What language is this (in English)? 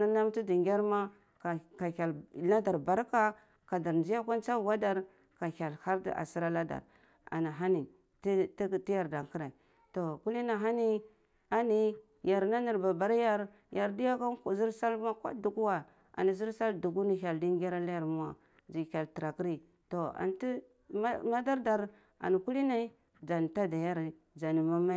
Cibak